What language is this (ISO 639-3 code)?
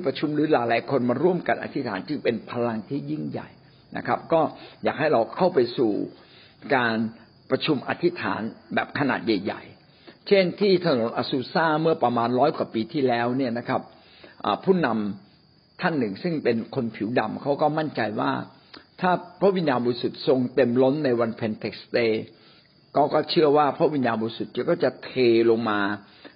tha